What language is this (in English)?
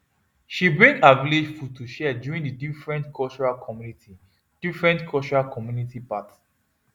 Nigerian Pidgin